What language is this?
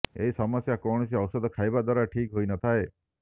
Odia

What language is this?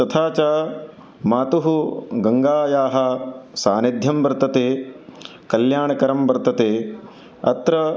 Sanskrit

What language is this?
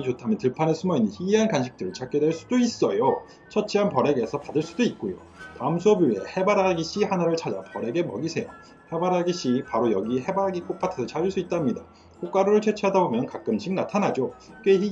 Korean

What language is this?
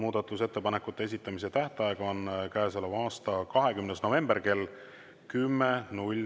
Estonian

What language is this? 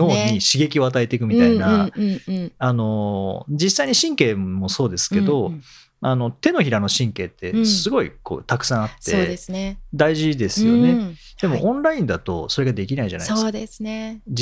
Japanese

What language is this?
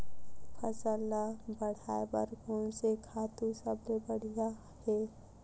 Chhattisgarhi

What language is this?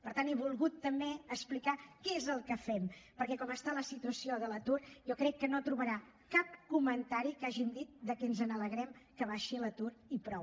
Catalan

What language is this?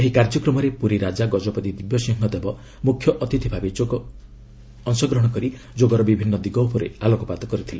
Odia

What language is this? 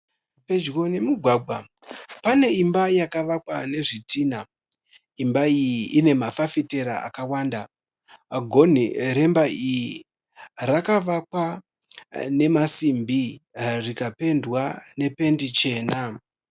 Shona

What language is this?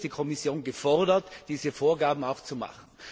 German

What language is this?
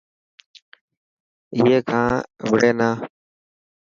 Dhatki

